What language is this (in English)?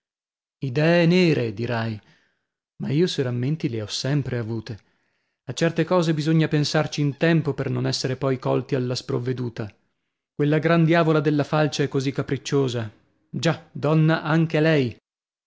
Italian